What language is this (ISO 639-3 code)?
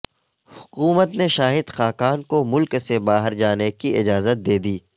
urd